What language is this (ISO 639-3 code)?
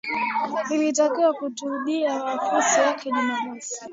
swa